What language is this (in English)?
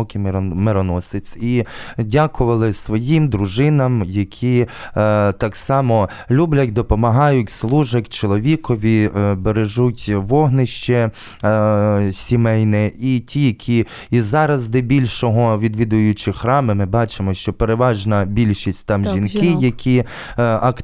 Ukrainian